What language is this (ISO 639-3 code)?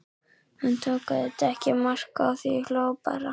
isl